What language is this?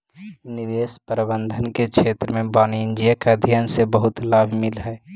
Magahi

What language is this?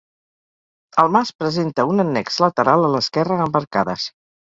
Catalan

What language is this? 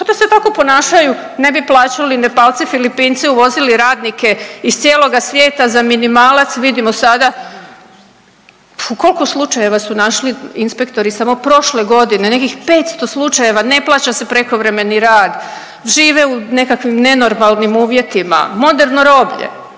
Croatian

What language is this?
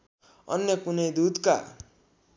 Nepali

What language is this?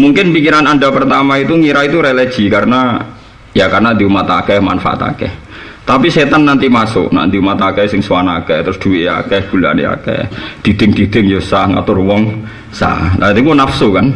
Indonesian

